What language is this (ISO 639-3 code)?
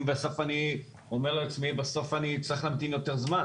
heb